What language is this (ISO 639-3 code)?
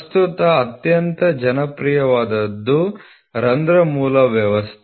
kan